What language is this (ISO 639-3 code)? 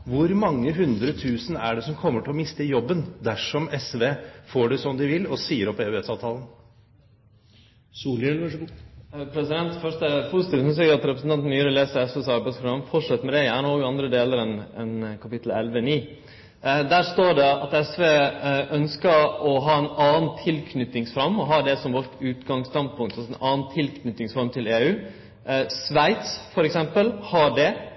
nor